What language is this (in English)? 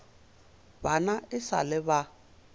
Northern Sotho